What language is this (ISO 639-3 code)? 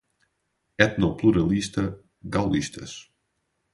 por